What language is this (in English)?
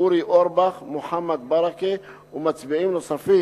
Hebrew